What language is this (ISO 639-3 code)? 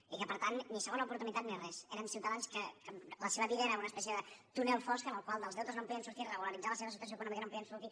cat